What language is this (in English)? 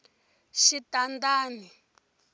Tsonga